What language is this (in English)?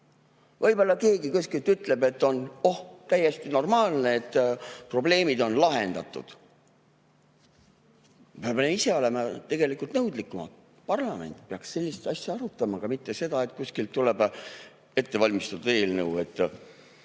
Estonian